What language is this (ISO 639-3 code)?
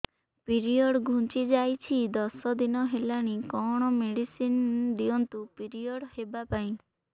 ori